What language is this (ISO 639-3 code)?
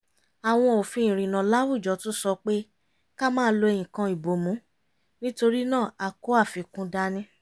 yor